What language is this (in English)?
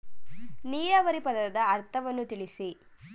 Kannada